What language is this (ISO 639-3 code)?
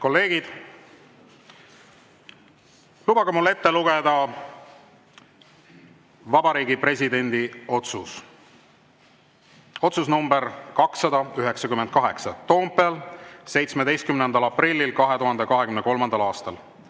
est